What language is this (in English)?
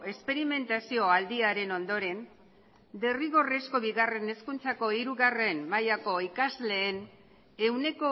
Basque